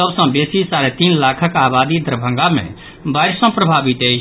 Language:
Maithili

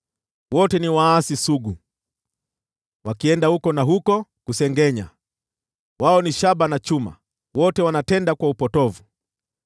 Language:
Swahili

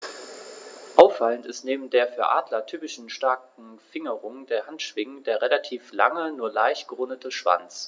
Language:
German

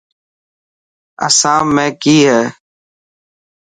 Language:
Dhatki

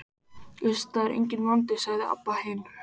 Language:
Icelandic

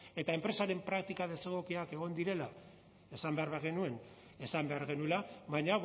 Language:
Basque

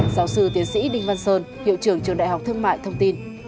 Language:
Vietnamese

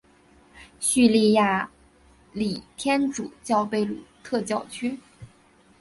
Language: Chinese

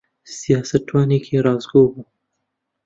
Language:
Central Kurdish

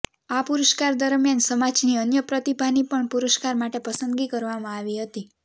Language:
Gujarati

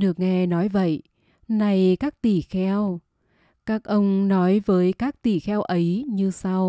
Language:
Vietnamese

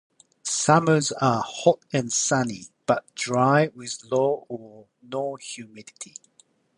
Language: English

